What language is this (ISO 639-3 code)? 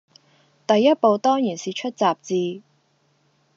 yue